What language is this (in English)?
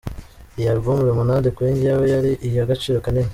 Kinyarwanda